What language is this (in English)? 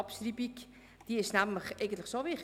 Swiss German